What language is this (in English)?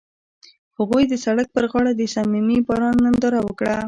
Pashto